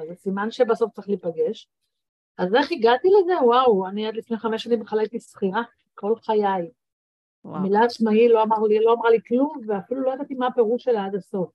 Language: Hebrew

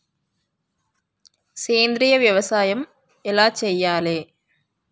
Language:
Telugu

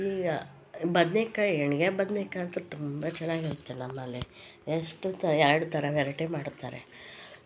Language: Kannada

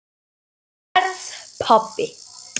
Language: Icelandic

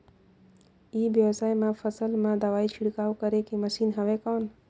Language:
Chhattisgarhi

